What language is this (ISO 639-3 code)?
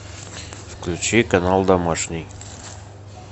rus